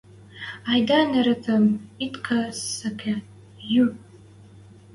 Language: Western Mari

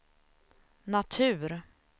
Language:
Swedish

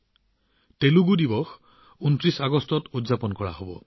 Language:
Assamese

